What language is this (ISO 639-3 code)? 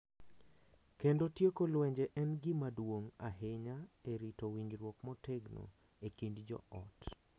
luo